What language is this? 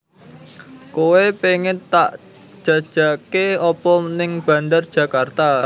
Javanese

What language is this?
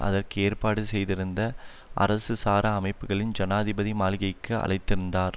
Tamil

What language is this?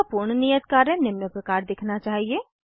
Hindi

